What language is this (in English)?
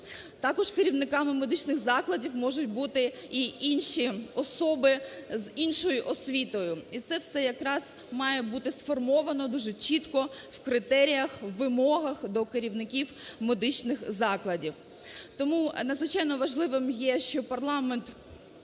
Ukrainian